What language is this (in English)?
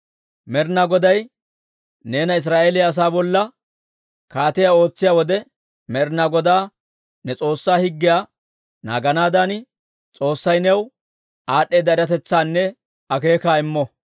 Dawro